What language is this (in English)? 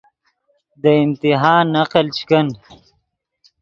Yidgha